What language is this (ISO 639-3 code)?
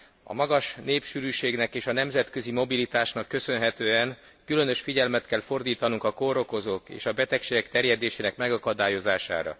hun